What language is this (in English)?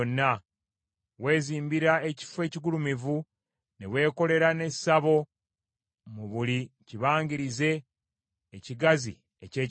Ganda